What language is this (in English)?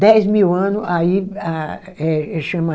Portuguese